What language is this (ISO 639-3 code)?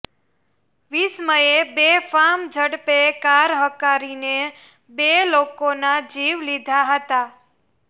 guj